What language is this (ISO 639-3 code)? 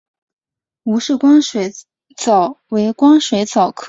zho